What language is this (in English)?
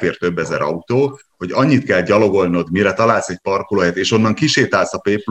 Hungarian